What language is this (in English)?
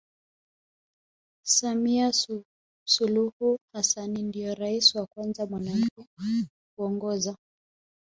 Swahili